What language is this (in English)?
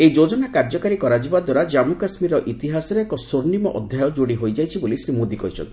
Odia